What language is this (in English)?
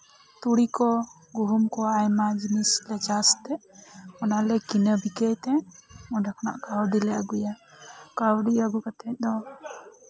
Santali